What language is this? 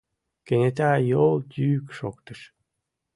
Mari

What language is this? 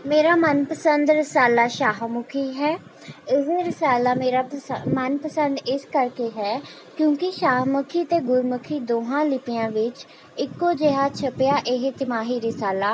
Punjabi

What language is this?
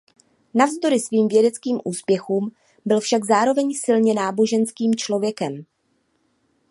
Czech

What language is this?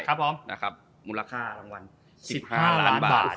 Thai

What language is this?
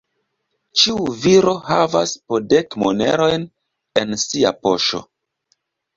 Esperanto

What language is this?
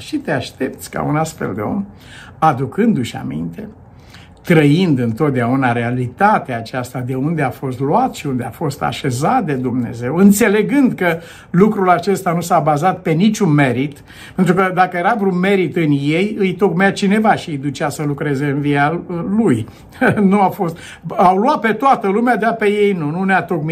Romanian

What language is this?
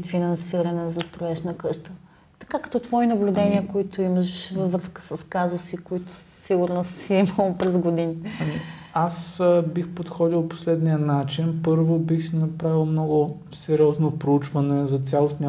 Bulgarian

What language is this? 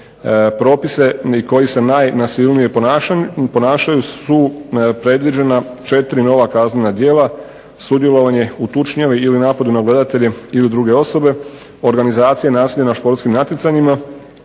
Croatian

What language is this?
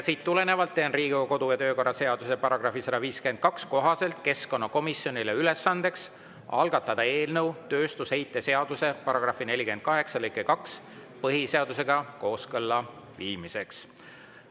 Estonian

